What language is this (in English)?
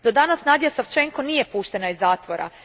Croatian